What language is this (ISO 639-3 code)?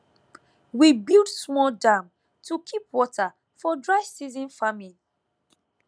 pcm